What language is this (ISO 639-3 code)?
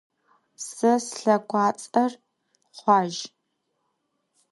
ady